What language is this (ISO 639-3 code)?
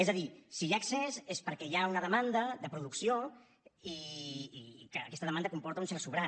cat